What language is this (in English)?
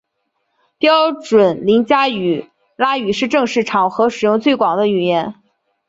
Chinese